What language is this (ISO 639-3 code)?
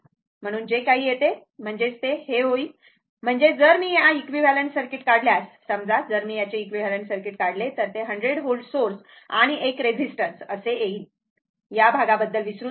mar